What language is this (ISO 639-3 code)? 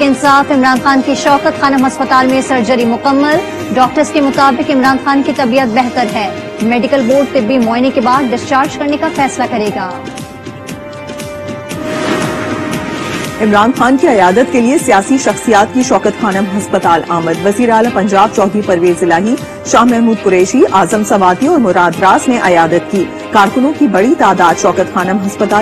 hin